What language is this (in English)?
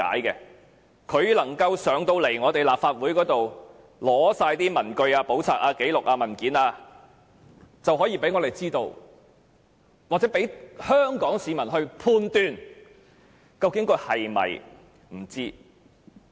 Cantonese